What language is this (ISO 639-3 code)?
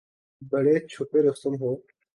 urd